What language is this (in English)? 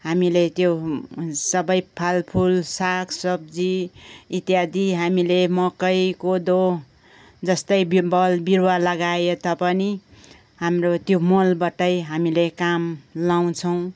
Nepali